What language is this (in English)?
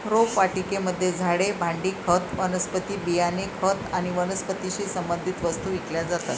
Marathi